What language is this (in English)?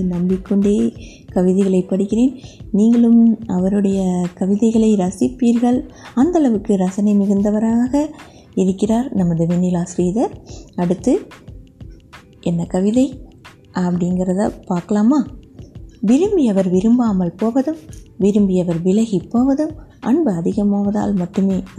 Tamil